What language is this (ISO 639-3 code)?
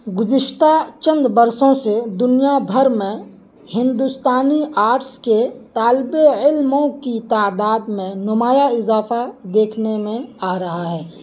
urd